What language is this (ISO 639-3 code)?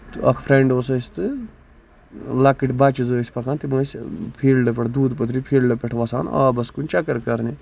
kas